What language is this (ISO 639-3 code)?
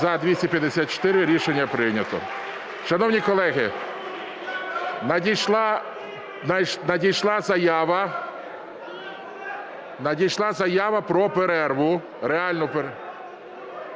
ukr